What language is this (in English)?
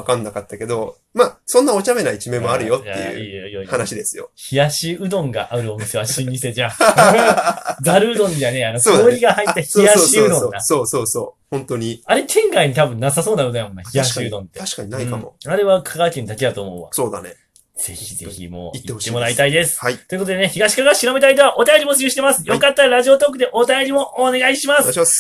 Japanese